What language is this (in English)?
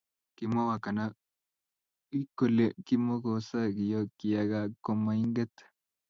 Kalenjin